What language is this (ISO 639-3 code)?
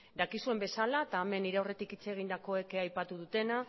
eus